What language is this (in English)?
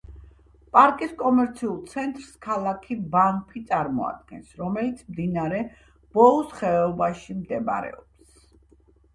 Georgian